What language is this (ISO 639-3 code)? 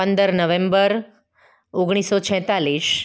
guj